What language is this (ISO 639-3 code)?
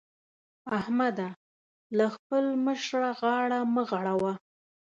pus